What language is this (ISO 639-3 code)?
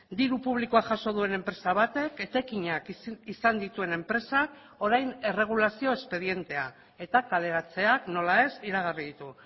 eus